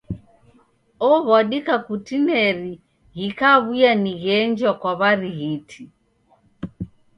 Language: Taita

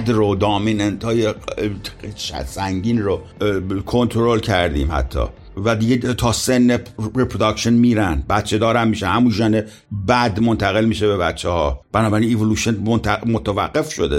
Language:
Persian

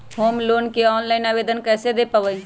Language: Magahi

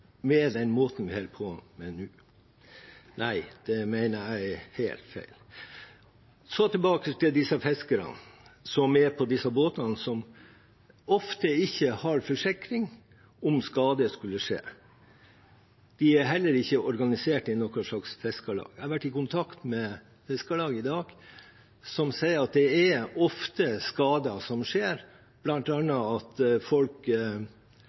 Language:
Norwegian Bokmål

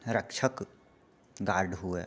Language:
Maithili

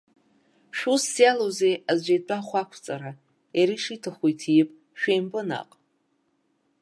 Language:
Abkhazian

